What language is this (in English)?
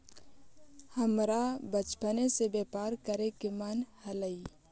Magahi